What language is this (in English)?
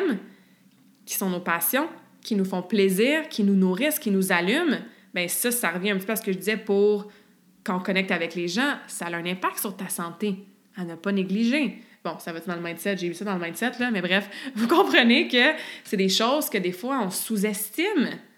French